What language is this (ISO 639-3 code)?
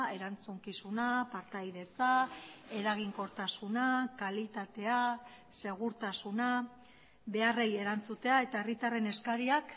eus